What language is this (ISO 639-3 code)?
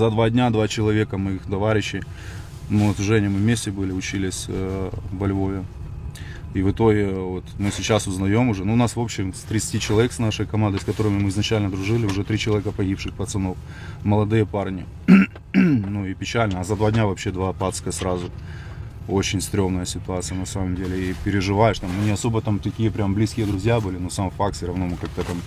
rus